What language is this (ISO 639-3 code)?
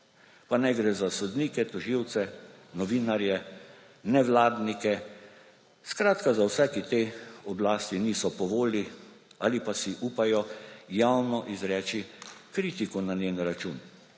slv